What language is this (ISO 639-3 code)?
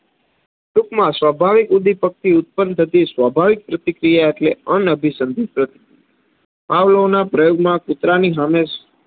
guj